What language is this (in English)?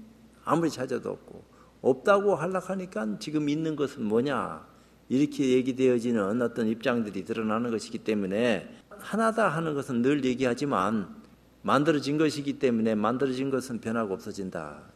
Korean